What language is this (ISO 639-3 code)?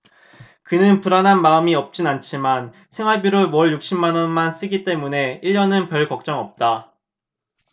kor